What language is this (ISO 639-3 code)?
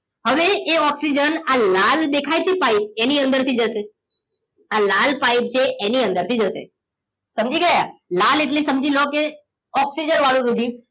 guj